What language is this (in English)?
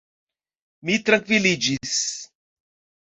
Esperanto